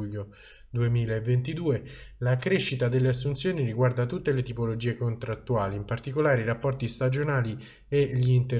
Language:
Italian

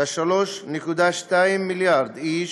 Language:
Hebrew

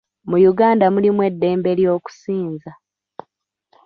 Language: Ganda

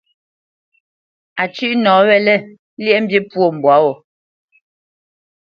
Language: Bamenyam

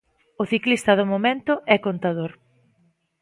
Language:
Galician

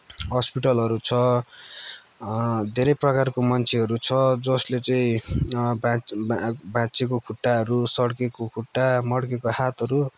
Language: Nepali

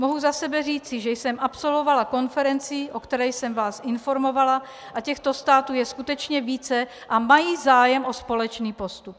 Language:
Czech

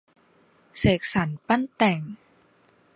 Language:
Thai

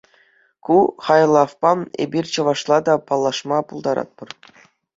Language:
Chuvash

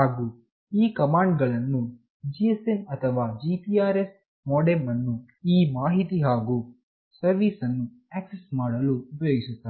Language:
Kannada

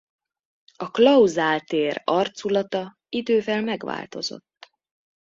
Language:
Hungarian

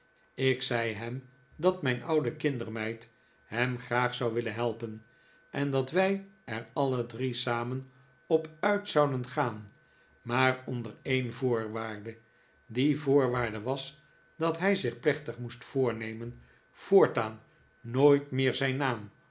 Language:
Dutch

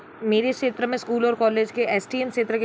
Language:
Hindi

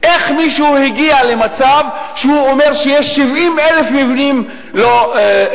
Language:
Hebrew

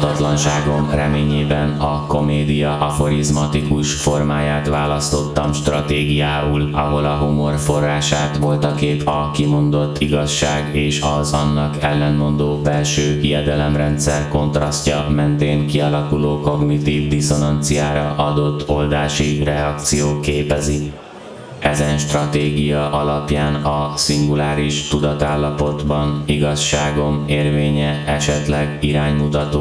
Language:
Hungarian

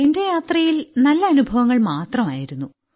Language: Malayalam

